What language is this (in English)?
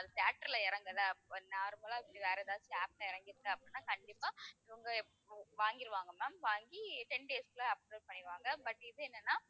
Tamil